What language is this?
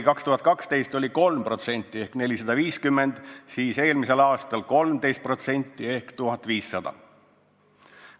Estonian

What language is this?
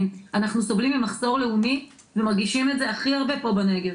Hebrew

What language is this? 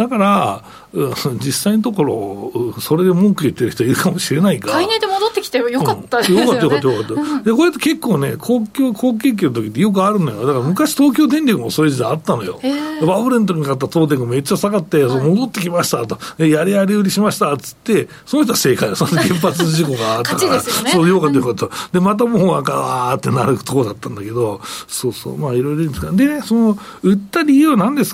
Japanese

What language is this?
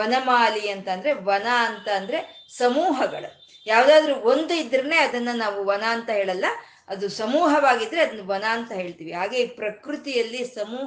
Kannada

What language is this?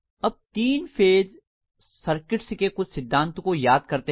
Hindi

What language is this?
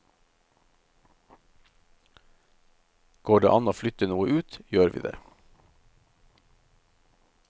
Norwegian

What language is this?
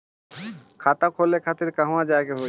Bhojpuri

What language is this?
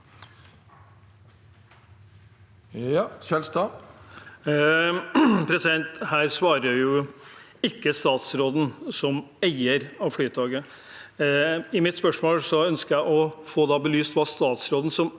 Norwegian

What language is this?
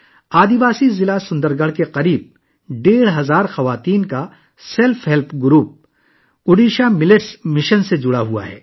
Urdu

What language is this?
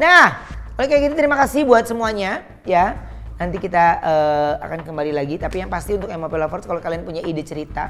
Indonesian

